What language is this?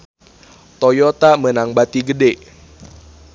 Sundanese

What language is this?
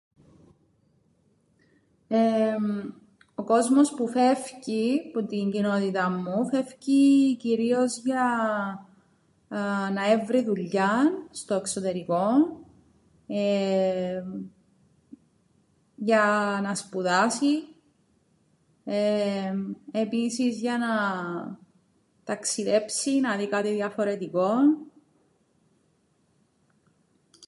Greek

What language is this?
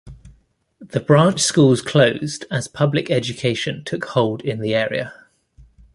English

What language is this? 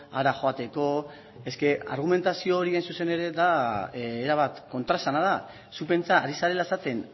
Basque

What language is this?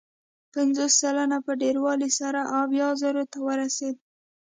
Pashto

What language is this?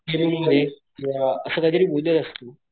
Marathi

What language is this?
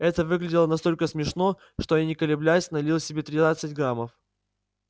Russian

